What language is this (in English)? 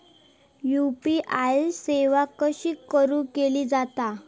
Marathi